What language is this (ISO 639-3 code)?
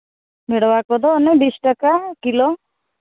sat